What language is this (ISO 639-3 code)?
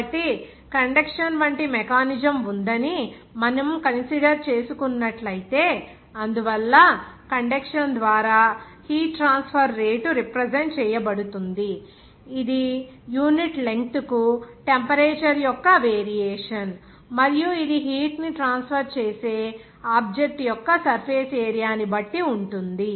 tel